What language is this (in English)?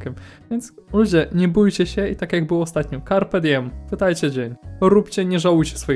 Polish